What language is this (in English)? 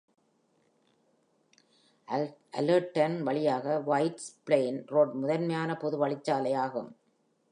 Tamil